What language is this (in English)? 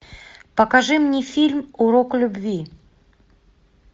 Russian